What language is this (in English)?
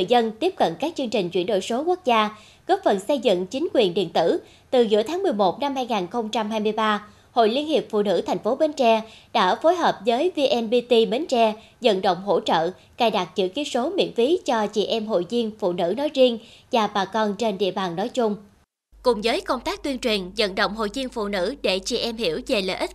Vietnamese